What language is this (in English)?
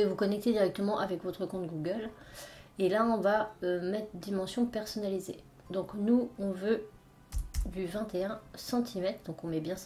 French